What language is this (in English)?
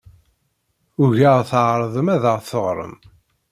Kabyle